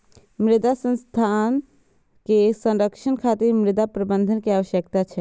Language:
Maithili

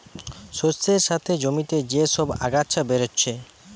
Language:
Bangla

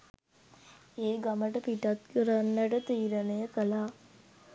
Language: Sinhala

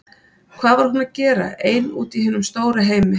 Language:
Icelandic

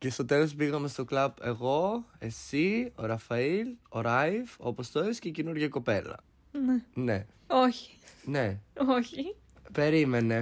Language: Greek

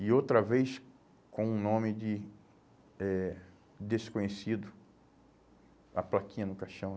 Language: Portuguese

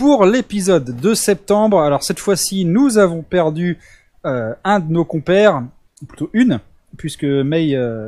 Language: French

